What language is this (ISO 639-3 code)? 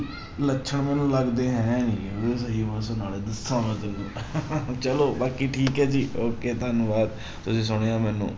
pan